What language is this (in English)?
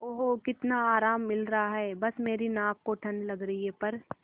Hindi